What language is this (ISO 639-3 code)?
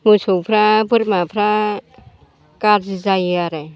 brx